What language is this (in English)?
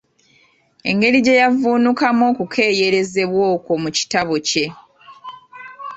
Ganda